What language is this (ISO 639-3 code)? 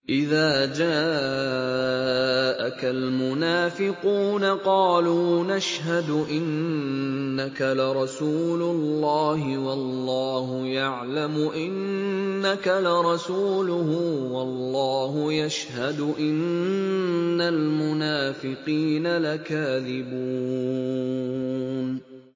ara